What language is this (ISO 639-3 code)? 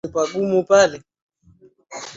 swa